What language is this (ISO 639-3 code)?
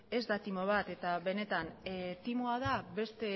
eus